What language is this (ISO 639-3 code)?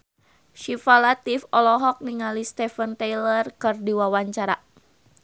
sun